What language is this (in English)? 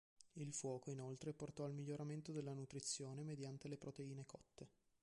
Italian